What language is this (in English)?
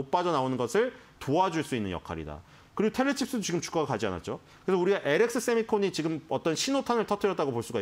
Korean